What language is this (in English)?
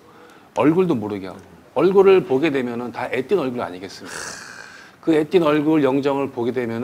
Korean